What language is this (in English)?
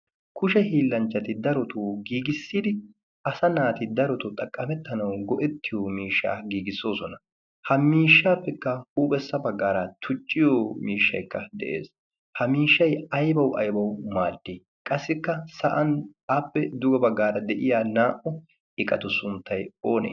Wolaytta